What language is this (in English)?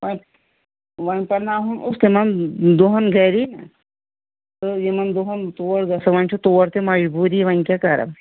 Kashmiri